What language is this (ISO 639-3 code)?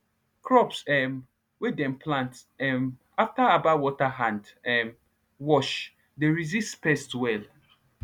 pcm